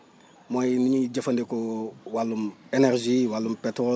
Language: Wolof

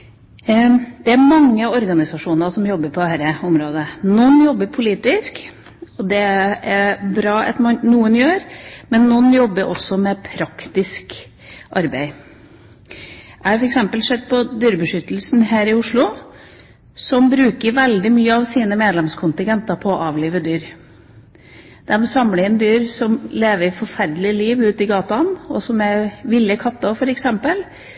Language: Norwegian Bokmål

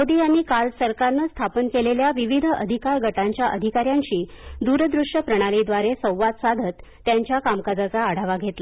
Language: Marathi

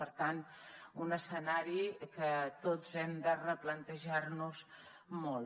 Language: Catalan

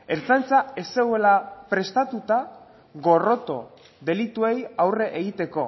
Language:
Basque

